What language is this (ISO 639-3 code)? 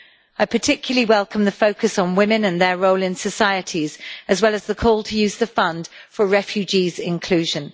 eng